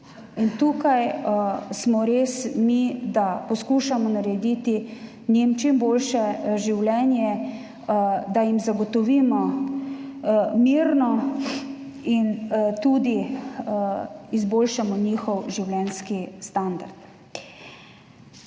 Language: Slovenian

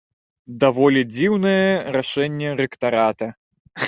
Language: Belarusian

